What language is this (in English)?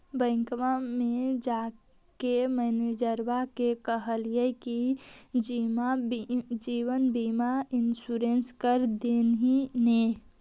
Magahi